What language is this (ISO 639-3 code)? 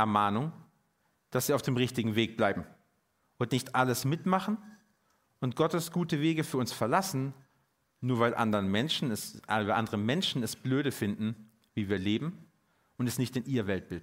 deu